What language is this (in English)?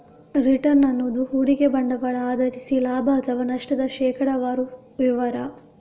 Kannada